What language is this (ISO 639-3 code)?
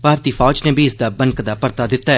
doi